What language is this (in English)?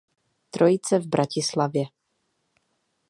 Czech